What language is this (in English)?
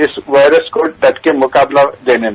Hindi